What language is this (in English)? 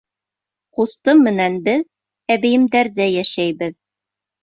Bashkir